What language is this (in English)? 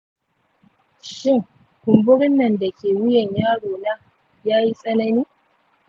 Hausa